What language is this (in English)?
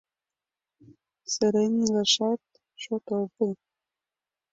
Mari